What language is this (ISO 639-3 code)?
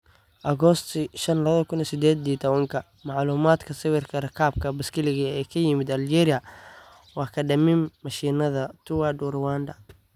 som